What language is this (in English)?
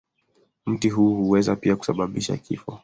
Swahili